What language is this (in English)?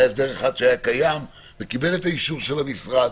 Hebrew